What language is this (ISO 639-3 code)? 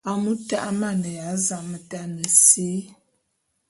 bum